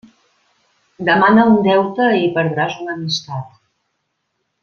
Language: Catalan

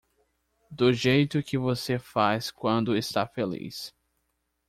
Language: Portuguese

